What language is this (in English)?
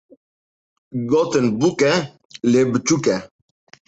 Kurdish